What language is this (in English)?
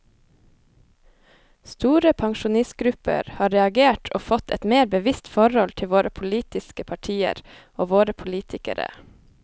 Norwegian